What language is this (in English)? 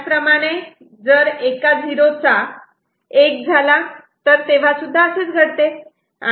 Marathi